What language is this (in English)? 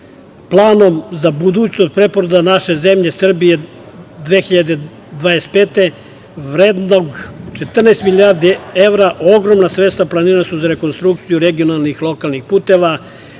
Serbian